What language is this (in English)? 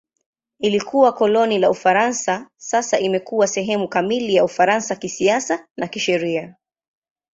Swahili